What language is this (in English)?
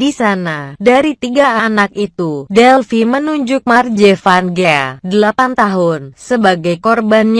Indonesian